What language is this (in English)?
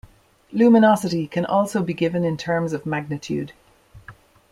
English